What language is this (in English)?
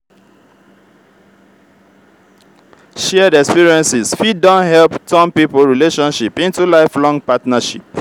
Nigerian Pidgin